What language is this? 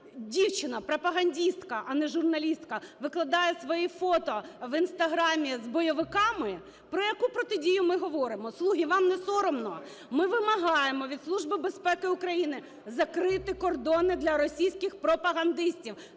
Ukrainian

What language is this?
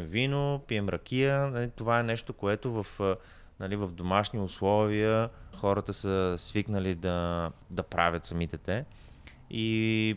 Bulgarian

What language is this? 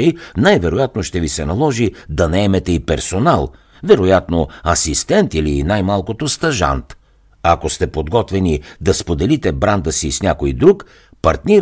Bulgarian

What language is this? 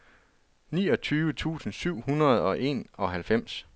Danish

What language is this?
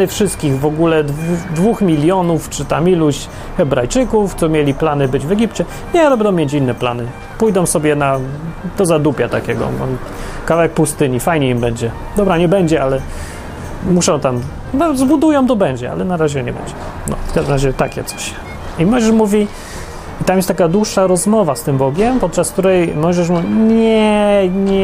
Polish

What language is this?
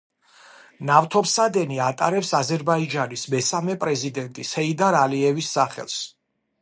Georgian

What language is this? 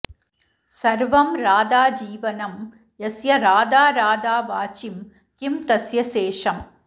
Sanskrit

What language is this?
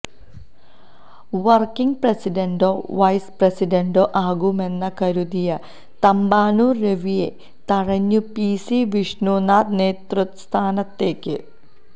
Malayalam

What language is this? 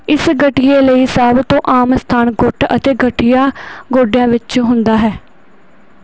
Punjabi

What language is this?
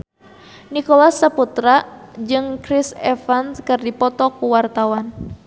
Sundanese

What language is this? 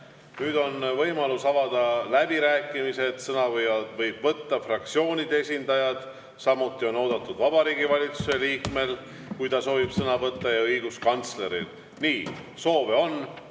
Estonian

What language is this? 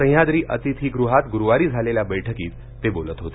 Marathi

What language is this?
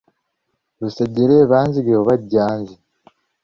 Ganda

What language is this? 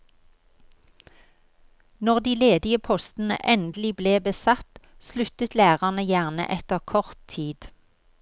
Norwegian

